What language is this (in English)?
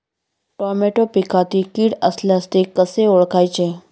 Marathi